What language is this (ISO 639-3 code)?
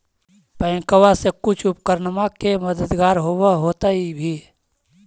mag